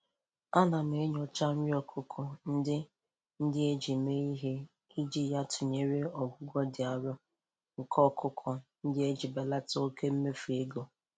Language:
Igbo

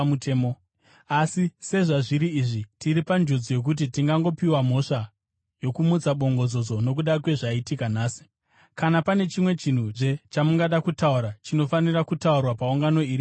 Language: Shona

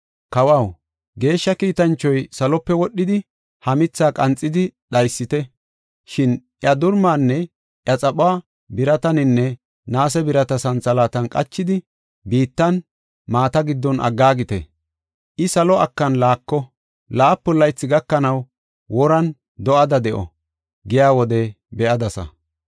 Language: Gofa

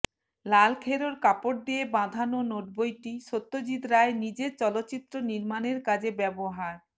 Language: Bangla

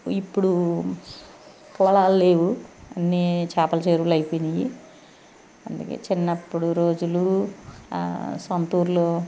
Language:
Telugu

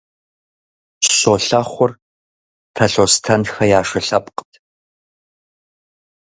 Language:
Kabardian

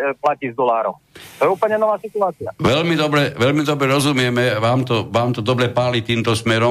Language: Slovak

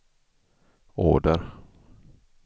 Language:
Swedish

